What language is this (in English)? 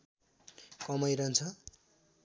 Nepali